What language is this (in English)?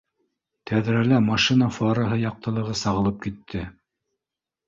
Bashkir